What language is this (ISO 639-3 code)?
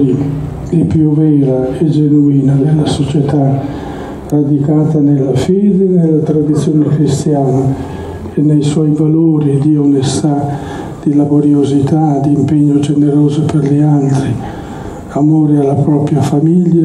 ita